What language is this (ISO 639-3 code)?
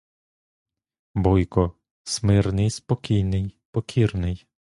ukr